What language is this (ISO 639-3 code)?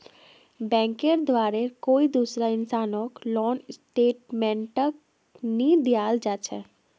mag